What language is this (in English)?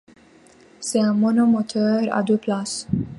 French